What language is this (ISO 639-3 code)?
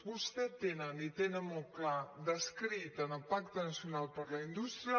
cat